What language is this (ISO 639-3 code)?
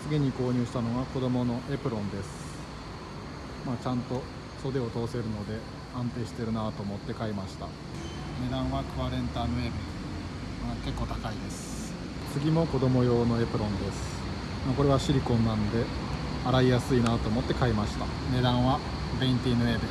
jpn